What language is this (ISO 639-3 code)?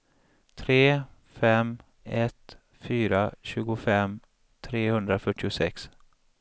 swe